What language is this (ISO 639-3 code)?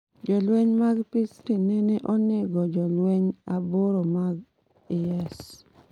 luo